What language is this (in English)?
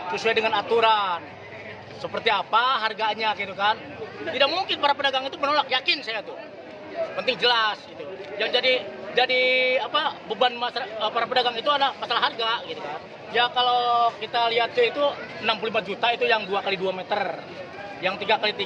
Indonesian